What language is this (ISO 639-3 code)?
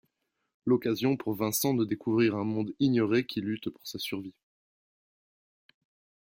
fra